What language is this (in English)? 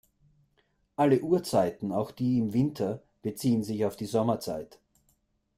German